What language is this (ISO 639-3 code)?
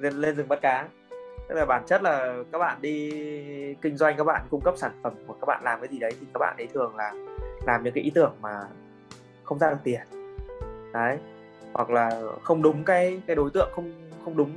vie